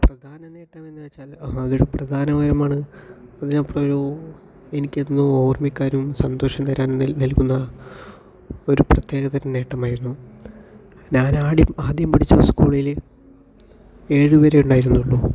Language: Malayalam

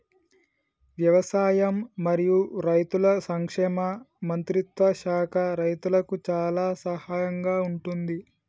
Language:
Telugu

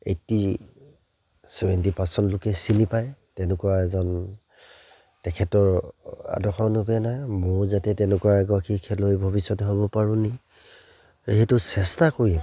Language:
Assamese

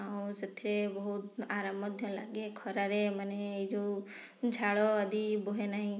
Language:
Odia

